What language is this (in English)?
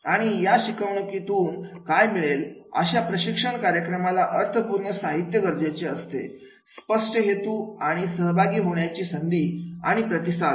Marathi